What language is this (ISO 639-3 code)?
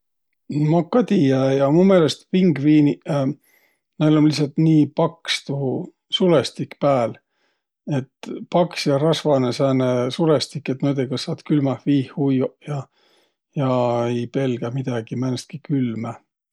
vro